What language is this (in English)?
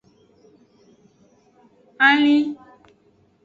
Aja (Benin)